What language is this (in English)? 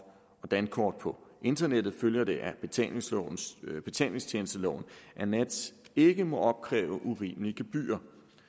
Danish